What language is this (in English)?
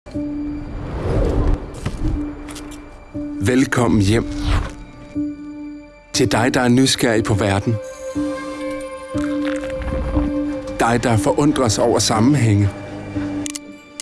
Danish